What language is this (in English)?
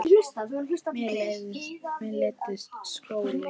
Icelandic